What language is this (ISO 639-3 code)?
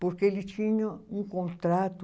por